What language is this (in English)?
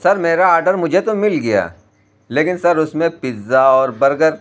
Urdu